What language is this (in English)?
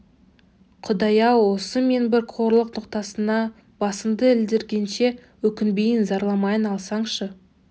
Kazakh